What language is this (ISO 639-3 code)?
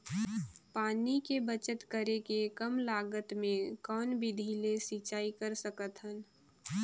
hne